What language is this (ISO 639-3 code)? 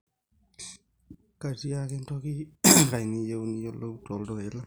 mas